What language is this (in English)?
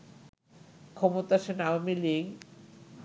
Bangla